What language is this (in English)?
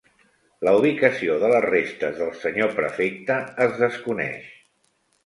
Catalan